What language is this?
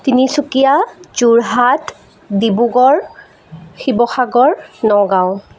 Assamese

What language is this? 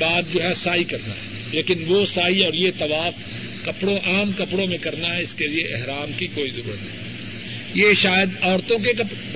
Urdu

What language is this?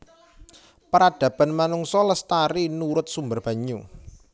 Javanese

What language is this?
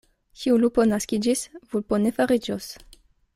Esperanto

